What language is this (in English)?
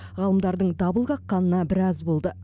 Kazakh